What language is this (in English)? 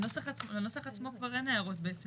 Hebrew